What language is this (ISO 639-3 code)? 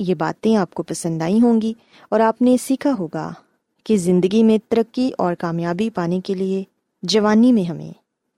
urd